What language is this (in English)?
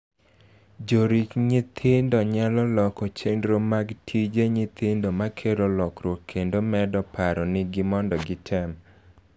Luo (Kenya and Tanzania)